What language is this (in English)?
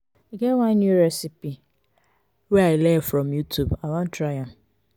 Nigerian Pidgin